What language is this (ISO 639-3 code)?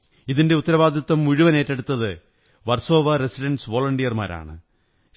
mal